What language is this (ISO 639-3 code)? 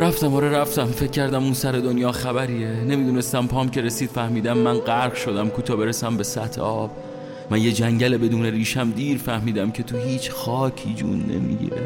fas